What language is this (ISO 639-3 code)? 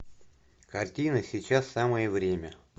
rus